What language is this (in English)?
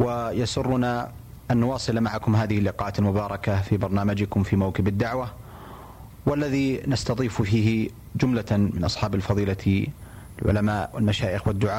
Arabic